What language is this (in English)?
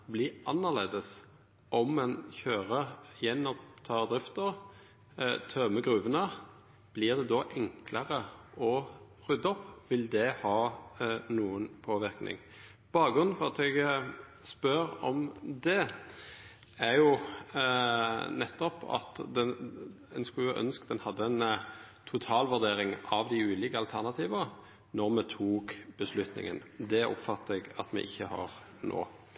Norwegian Nynorsk